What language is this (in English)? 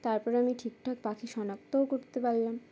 Bangla